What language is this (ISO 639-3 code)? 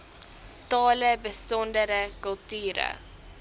afr